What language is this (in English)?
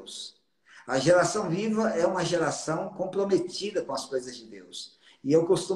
Portuguese